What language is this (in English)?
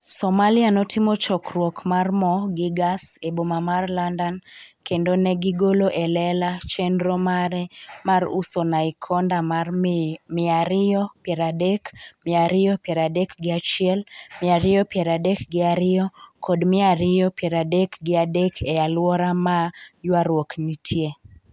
Luo (Kenya and Tanzania)